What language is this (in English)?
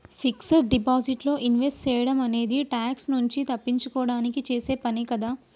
Telugu